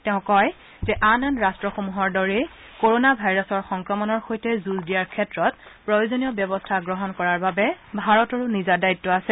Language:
Assamese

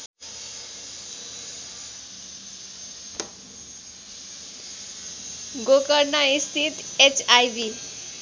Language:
Nepali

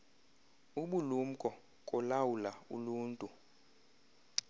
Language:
Xhosa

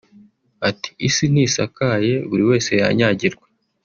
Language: Kinyarwanda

